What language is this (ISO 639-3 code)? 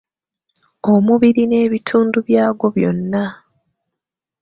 lug